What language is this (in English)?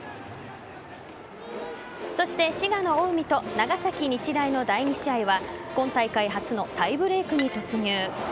Japanese